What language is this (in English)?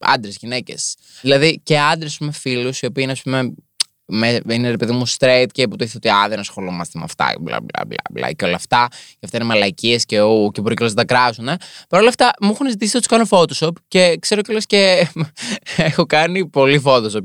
Greek